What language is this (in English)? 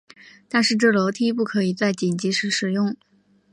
Chinese